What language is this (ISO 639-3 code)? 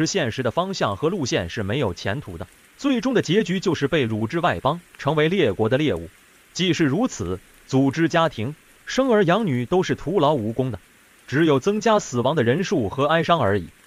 zho